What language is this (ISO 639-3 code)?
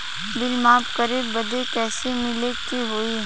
bho